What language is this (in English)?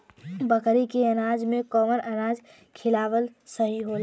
Bhojpuri